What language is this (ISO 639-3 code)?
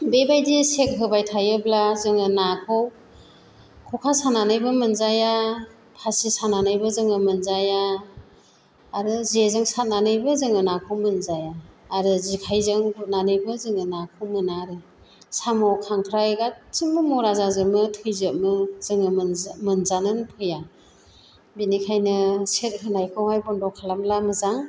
brx